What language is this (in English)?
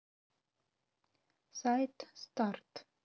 Russian